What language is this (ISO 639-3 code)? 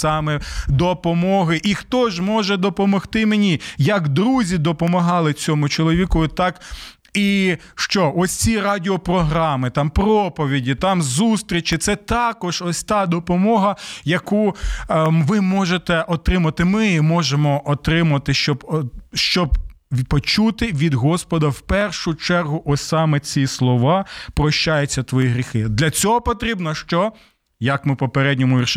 ukr